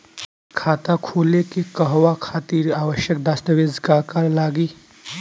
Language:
Bhojpuri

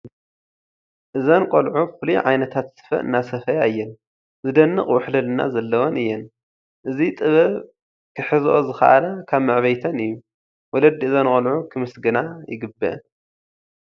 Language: Tigrinya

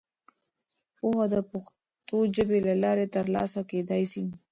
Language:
Pashto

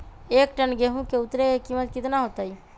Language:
Magahi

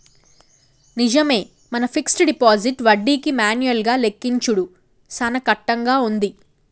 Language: Telugu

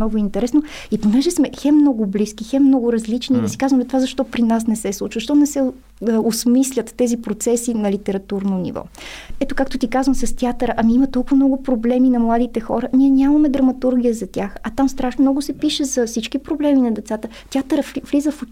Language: Bulgarian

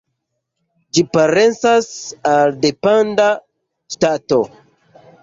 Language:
Esperanto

